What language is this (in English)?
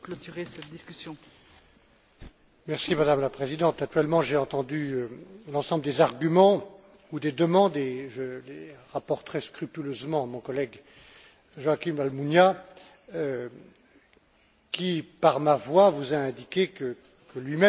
French